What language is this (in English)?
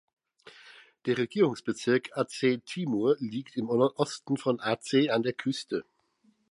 German